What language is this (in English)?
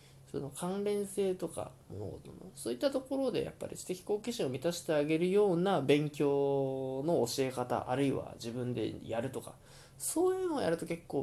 Japanese